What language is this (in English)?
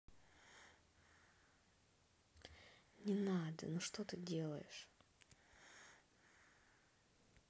Russian